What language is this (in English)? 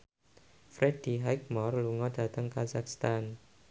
Javanese